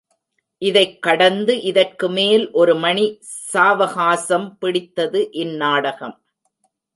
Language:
Tamil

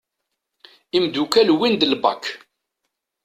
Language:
Kabyle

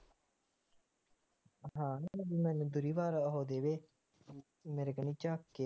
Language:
Punjabi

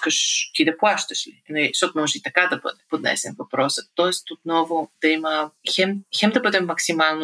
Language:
Bulgarian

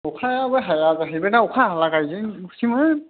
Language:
Bodo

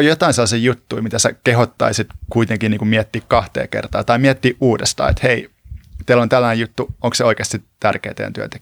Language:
Finnish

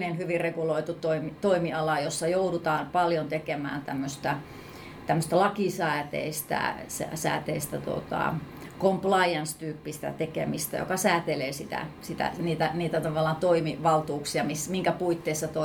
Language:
Finnish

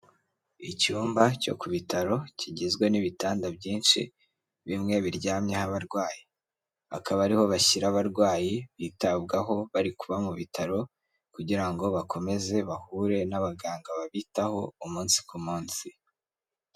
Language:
Kinyarwanda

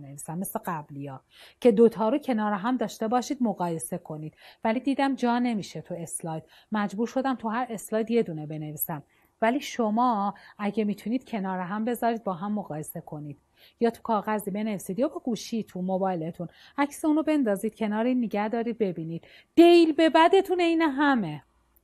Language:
Persian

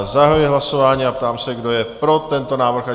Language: Czech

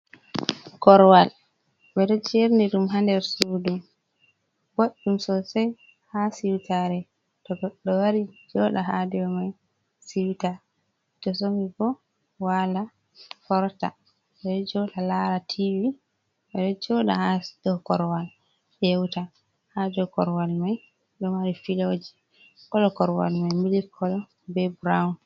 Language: Fula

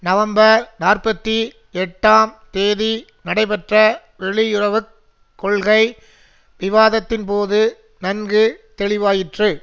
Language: Tamil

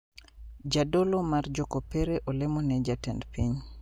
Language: Luo (Kenya and Tanzania)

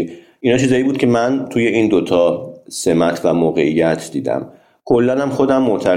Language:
Persian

